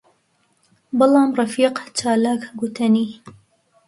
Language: Central Kurdish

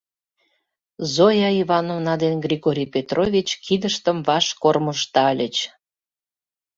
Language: Mari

